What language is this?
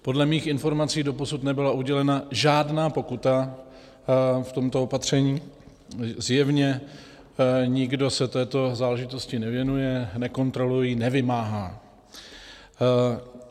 Czech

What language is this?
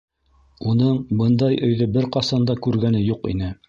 Bashkir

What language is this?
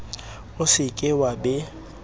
Southern Sotho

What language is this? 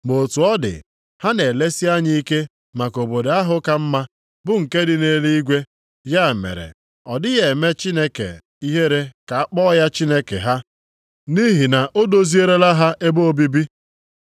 Igbo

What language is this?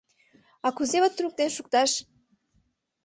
Mari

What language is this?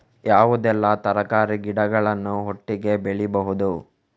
Kannada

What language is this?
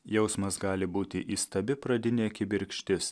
Lithuanian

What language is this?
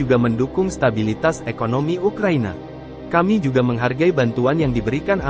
Indonesian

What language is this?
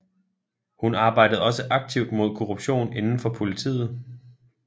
Danish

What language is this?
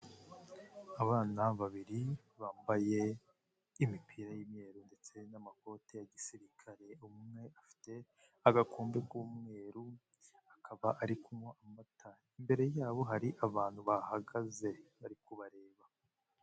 Kinyarwanda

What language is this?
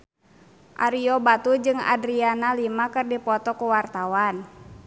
Sundanese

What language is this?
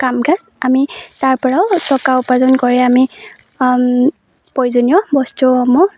Assamese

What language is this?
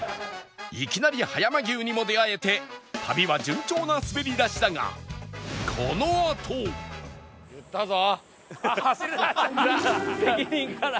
Japanese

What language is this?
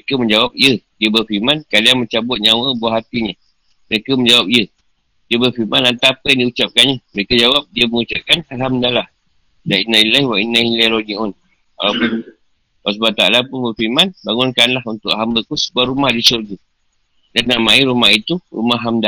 Malay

